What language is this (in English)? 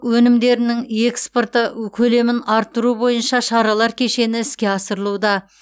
Kazakh